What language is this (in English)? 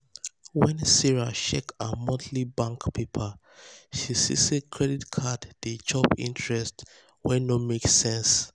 Nigerian Pidgin